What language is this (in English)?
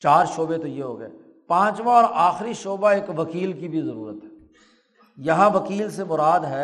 Urdu